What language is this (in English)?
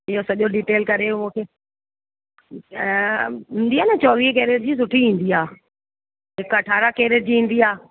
Sindhi